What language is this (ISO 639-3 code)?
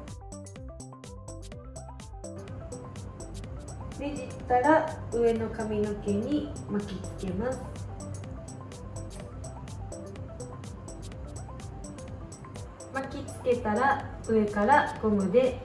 jpn